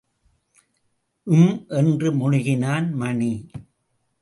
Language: Tamil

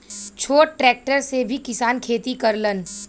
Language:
Bhojpuri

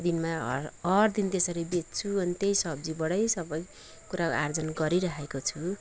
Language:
Nepali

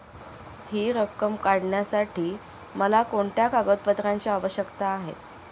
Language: Marathi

